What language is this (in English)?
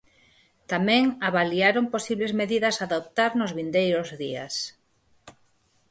Galician